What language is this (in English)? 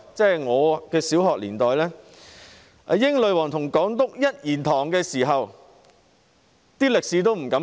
Cantonese